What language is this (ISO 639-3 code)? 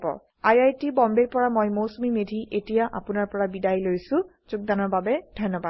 asm